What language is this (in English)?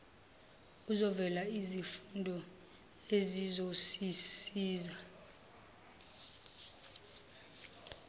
Zulu